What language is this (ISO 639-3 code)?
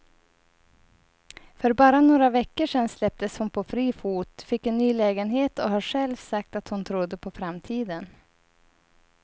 swe